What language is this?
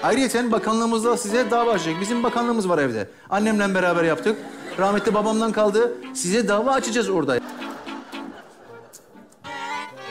Turkish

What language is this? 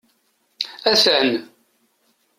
Kabyle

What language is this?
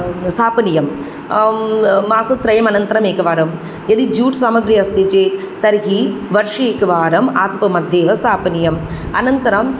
Sanskrit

